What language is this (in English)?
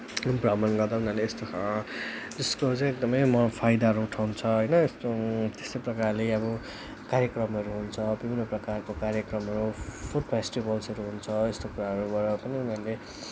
Nepali